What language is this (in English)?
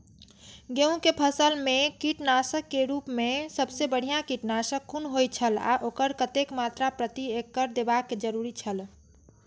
Maithili